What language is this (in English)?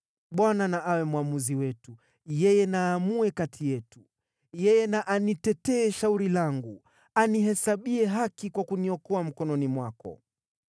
Swahili